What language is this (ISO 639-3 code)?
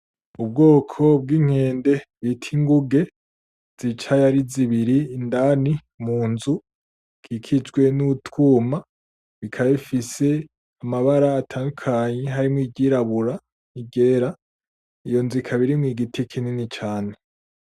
run